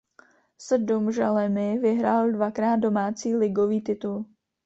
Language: Czech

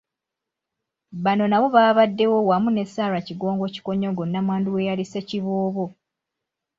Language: Ganda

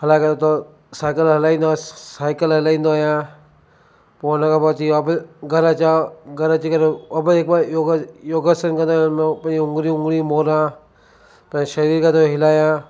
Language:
Sindhi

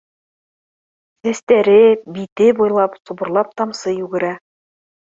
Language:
Bashkir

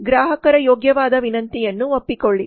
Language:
Kannada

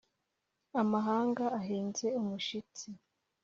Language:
Kinyarwanda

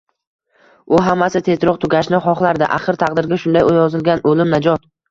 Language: Uzbek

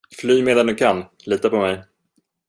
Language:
Swedish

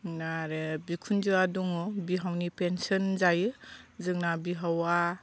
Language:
Bodo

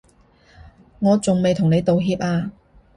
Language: Cantonese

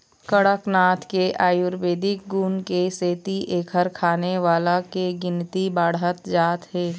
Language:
Chhattisgarhi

